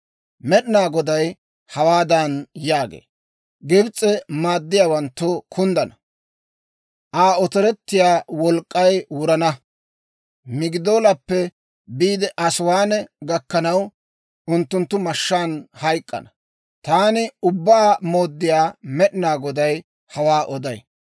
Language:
Dawro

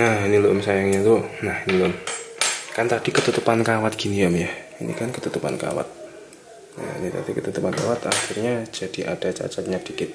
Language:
Indonesian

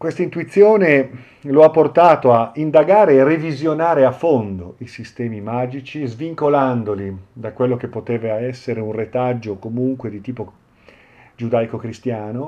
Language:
Italian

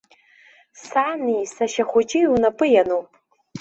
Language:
Abkhazian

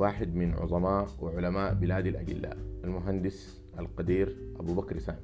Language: Arabic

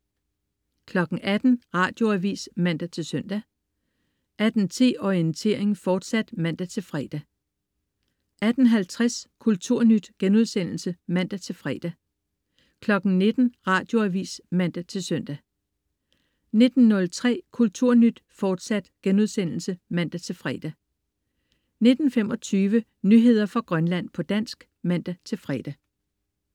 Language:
Danish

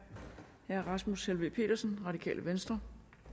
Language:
Danish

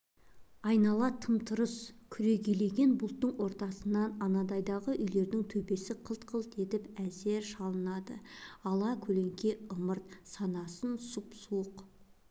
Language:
Kazakh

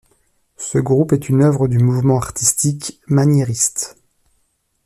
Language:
French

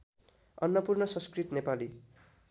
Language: Nepali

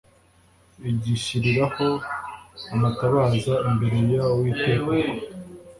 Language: Kinyarwanda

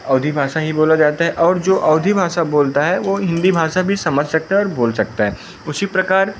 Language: Hindi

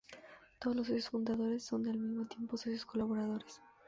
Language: Spanish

